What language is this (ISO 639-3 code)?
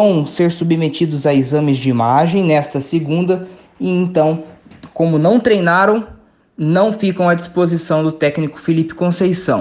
por